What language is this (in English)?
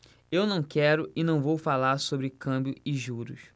Portuguese